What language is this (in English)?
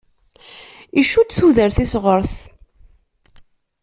Kabyle